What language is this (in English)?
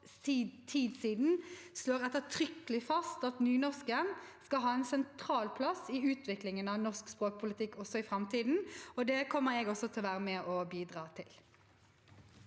Norwegian